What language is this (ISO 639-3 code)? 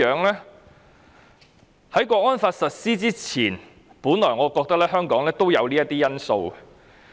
yue